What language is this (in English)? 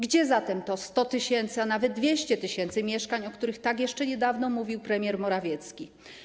Polish